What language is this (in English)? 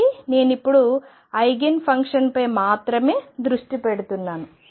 Telugu